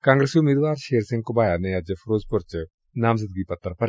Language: Punjabi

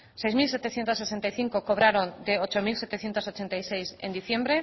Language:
Spanish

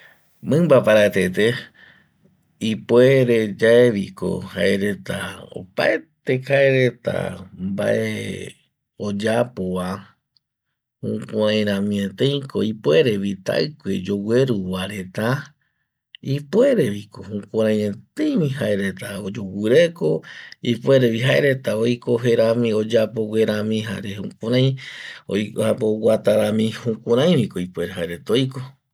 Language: Eastern Bolivian Guaraní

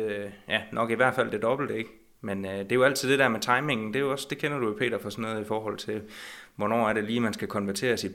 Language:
Danish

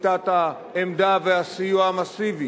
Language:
Hebrew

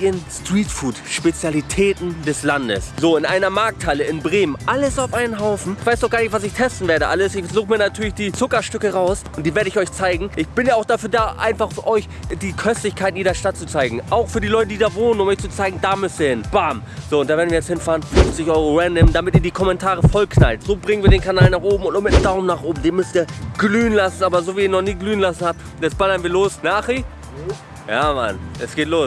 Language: German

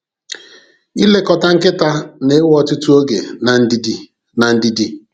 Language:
Igbo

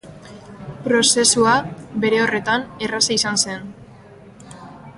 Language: Basque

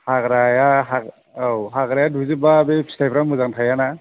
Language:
Bodo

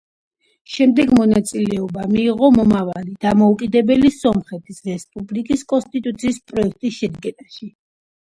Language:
Georgian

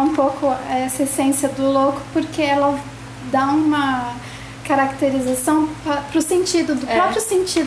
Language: Portuguese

